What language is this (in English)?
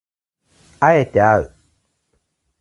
Japanese